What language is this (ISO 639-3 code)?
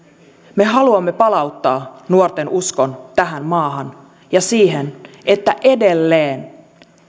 fin